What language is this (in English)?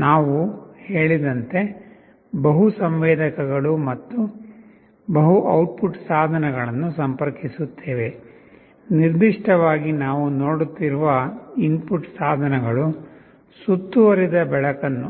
Kannada